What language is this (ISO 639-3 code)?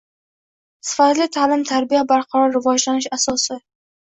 uzb